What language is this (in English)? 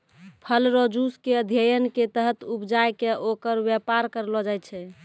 Maithili